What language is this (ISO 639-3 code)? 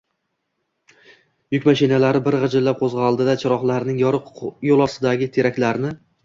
uzb